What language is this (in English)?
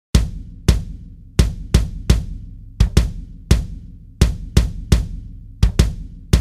Dutch